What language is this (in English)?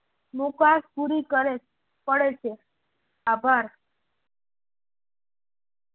Gujarati